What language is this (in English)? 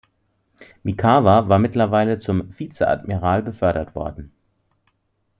German